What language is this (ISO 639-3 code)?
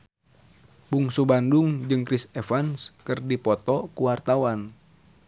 sun